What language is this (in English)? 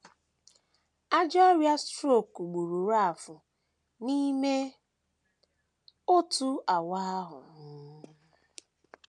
Igbo